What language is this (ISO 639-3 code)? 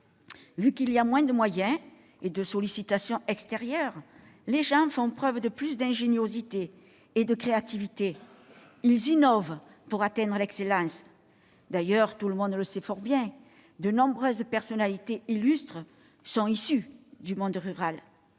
fra